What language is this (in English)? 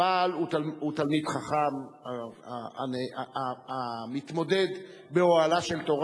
Hebrew